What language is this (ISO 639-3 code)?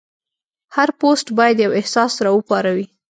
pus